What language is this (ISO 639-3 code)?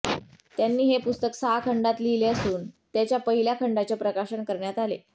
mar